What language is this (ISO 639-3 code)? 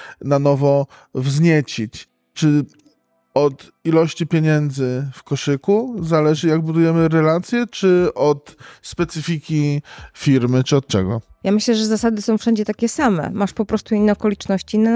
pol